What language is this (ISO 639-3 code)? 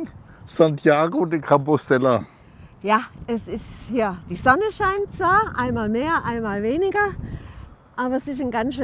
deu